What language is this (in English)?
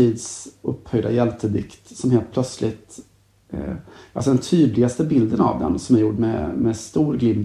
Swedish